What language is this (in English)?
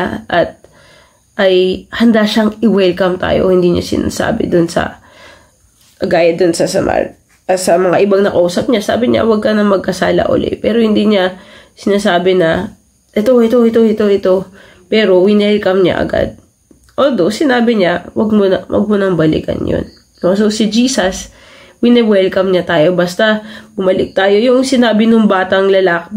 Filipino